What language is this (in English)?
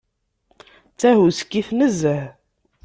Kabyle